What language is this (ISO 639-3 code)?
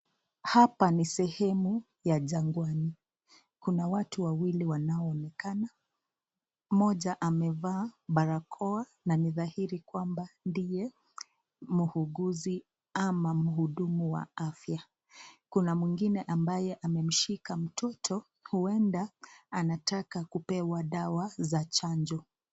swa